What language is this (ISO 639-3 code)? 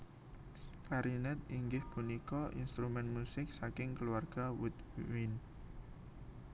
jav